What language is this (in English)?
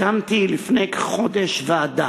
Hebrew